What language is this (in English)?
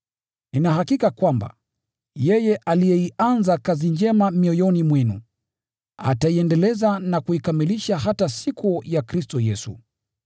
Swahili